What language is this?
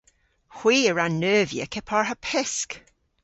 Cornish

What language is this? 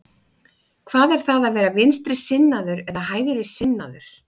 Icelandic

